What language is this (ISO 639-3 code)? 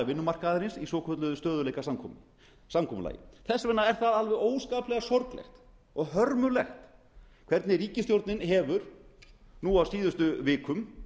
isl